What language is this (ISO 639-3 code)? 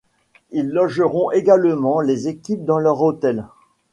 fra